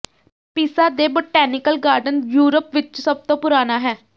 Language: Punjabi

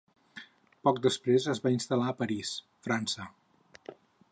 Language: Catalan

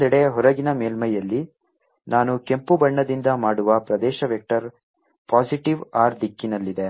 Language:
Kannada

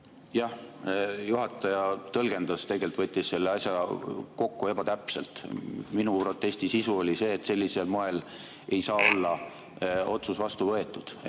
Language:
Estonian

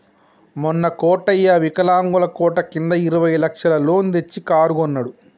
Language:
Telugu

